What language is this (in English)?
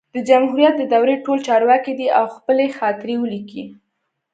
Pashto